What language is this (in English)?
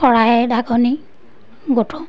Assamese